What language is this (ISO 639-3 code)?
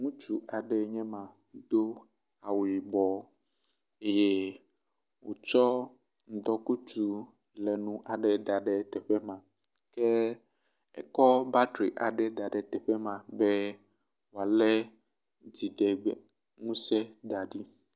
ewe